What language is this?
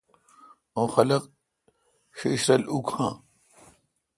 Kalkoti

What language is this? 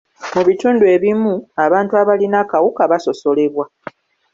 Ganda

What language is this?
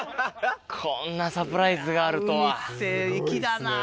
Japanese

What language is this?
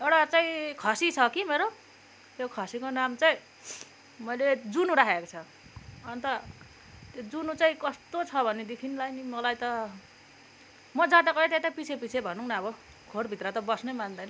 Nepali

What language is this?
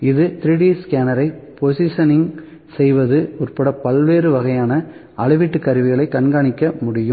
Tamil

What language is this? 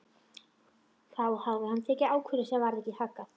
Icelandic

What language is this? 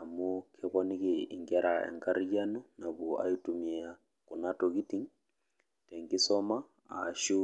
Masai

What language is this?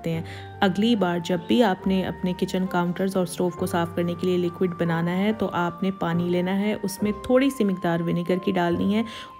Hindi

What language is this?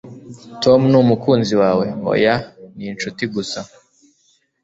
Kinyarwanda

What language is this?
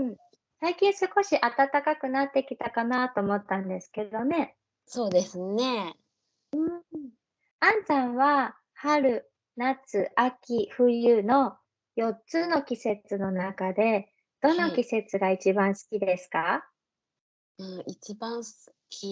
Japanese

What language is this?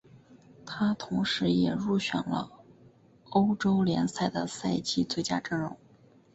Chinese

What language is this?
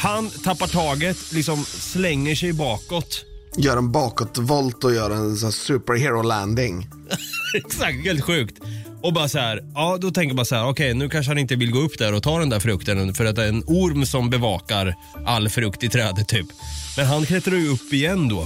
Swedish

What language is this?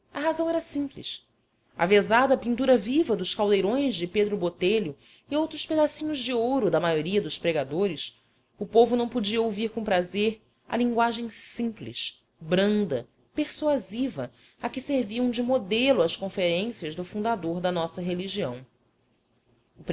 Portuguese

